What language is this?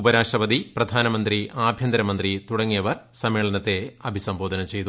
Malayalam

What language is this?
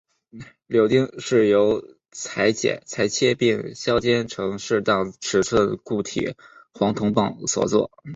Chinese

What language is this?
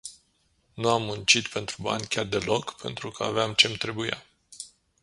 Romanian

